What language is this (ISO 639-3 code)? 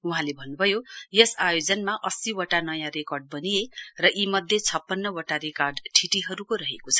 nep